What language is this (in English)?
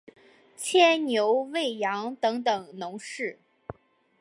Chinese